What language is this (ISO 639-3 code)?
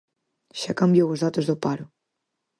glg